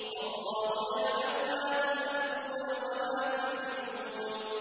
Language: Arabic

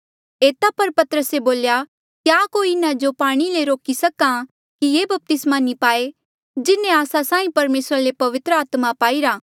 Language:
Mandeali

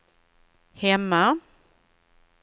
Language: Swedish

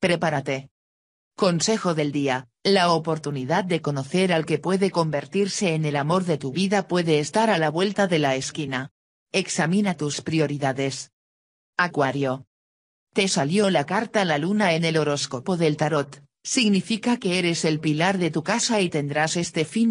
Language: Spanish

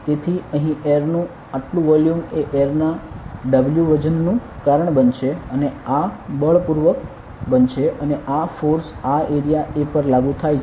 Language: Gujarati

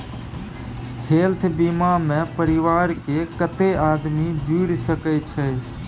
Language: Maithili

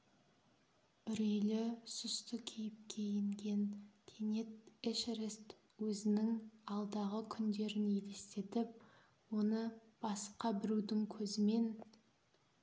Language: Kazakh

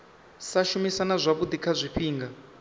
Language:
Venda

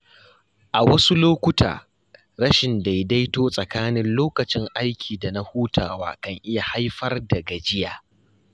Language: Hausa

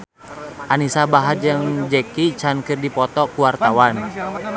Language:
Sundanese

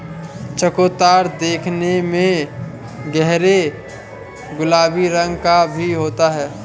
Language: Hindi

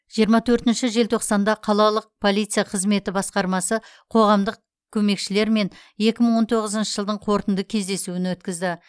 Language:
Kazakh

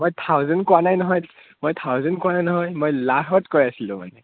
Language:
Assamese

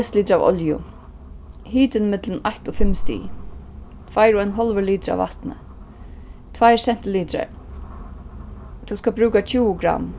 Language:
Faroese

